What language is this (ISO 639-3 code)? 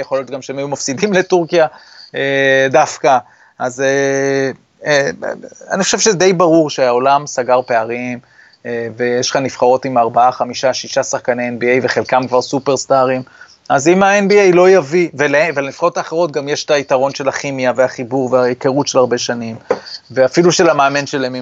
heb